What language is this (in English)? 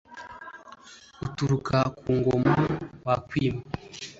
Kinyarwanda